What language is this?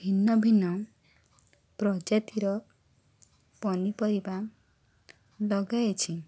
Odia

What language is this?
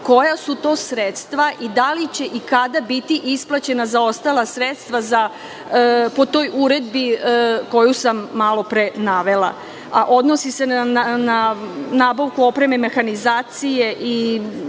Serbian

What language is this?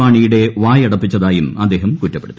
Malayalam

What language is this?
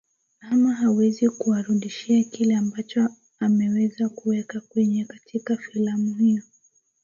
Swahili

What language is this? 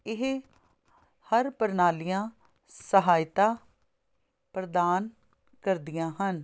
Punjabi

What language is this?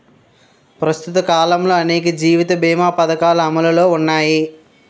Telugu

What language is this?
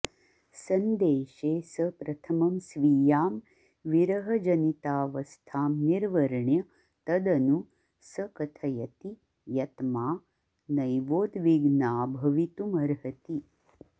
Sanskrit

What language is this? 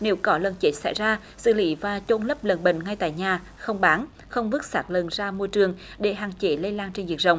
Vietnamese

